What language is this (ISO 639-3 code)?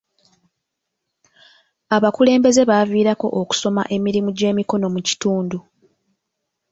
lug